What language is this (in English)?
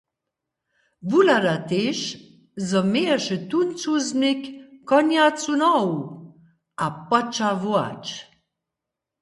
Upper Sorbian